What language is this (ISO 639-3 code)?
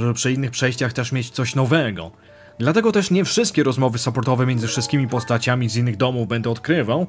pol